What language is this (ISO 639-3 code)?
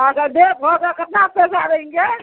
mai